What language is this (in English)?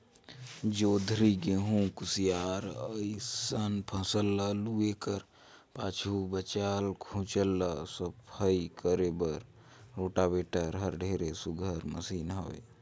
Chhattisgarhi